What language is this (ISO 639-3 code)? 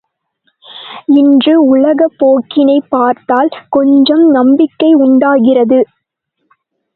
tam